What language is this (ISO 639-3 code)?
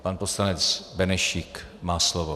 ces